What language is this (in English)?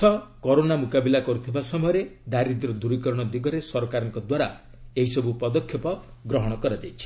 Odia